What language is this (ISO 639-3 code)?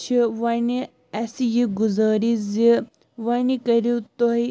kas